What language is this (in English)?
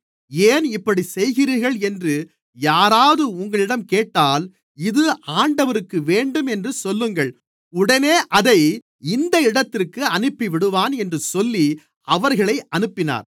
Tamil